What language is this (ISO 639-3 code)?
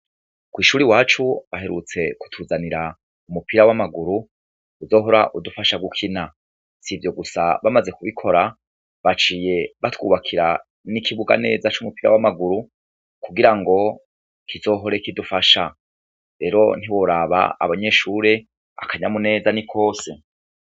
run